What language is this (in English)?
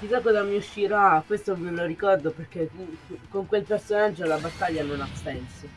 Italian